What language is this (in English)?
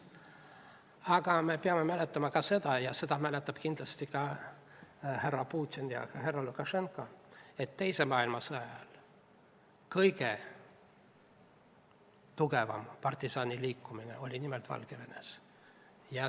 Estonian